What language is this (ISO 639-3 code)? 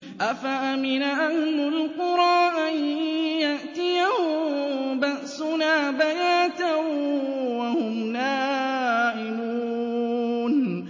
ara